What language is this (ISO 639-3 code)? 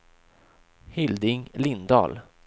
swe